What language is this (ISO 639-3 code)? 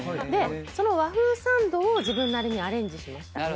jpn